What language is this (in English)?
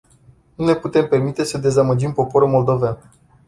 Romanian